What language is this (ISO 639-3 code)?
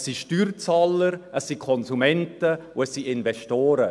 gsw